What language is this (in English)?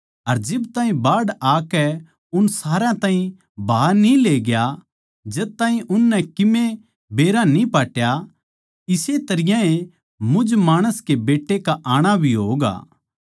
Haryanvi